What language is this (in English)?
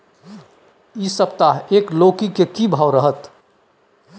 Maithili